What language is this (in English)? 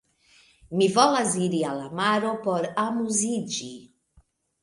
Esperanto